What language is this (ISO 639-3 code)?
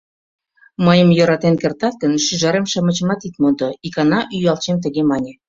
chm